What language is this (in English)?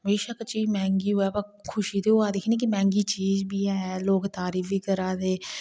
Dogri